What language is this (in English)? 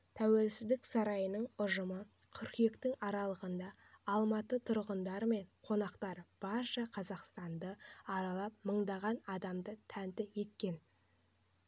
Kazakh